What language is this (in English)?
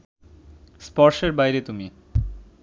Bangla